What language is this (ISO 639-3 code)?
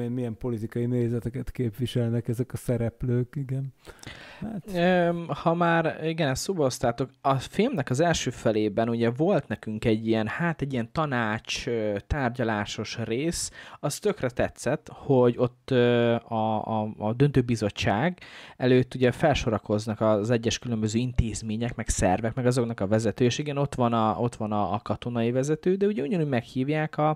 hun